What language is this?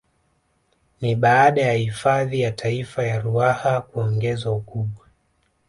Swahili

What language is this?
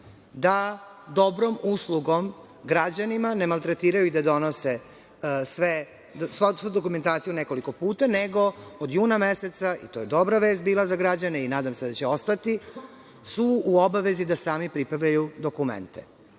Serbian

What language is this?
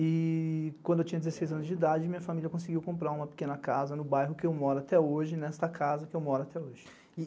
Portuguese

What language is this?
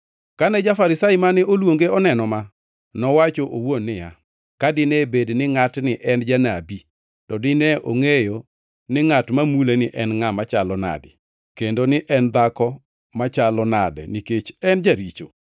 Luo (Kenya and Tanzania)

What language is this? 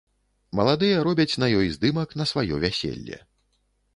Belarusian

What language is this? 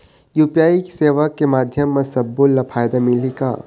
Chhattisgarhi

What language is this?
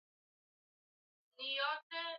Swahili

